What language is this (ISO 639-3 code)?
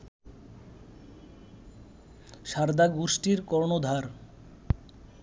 ben